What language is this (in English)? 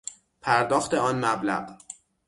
Persian